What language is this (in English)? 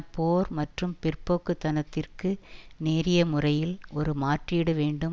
Tamil